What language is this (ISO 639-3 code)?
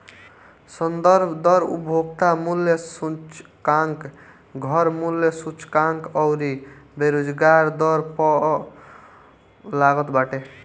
bho